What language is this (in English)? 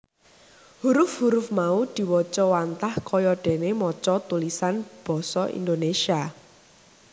Javanese